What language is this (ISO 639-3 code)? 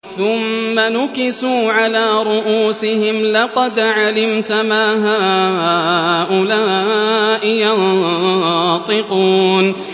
ara